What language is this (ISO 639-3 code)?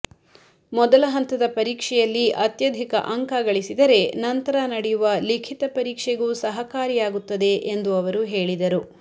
kan